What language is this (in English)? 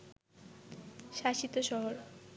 Bangla